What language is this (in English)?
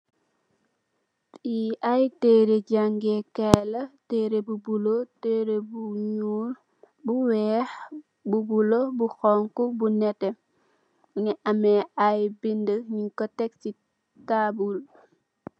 Wolof